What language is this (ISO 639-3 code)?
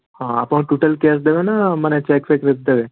ori